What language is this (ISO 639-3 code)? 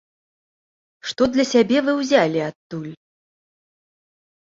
bel